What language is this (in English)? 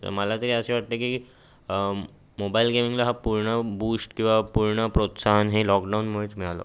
Marathi